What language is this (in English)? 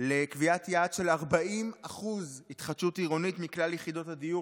Hebrew